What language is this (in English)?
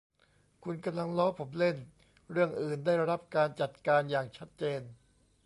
Thai